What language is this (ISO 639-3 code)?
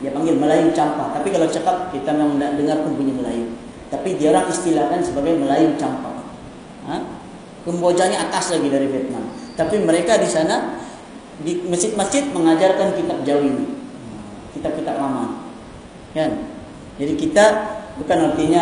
msa